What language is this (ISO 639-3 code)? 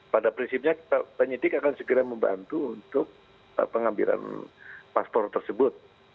ind